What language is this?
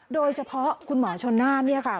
Thai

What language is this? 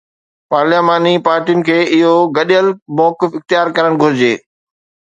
Sindhi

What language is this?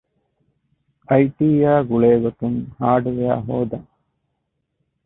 Divehi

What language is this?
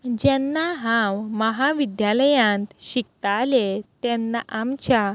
Konkani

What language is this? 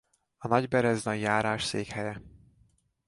Hungarian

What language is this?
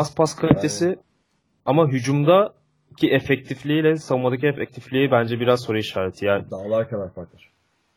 Turkish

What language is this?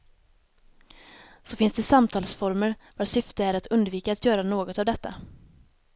Swedish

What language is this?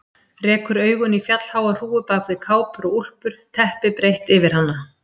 Icelandic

